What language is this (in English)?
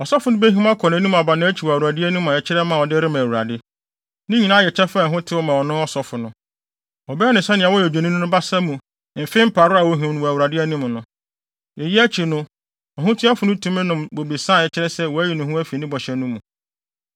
Akan